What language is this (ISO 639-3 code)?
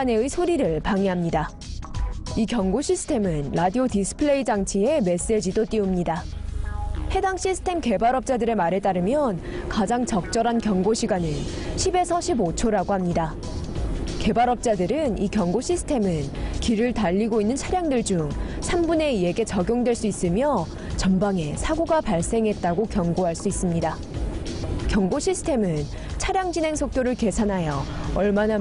kor